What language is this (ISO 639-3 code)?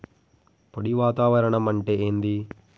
tel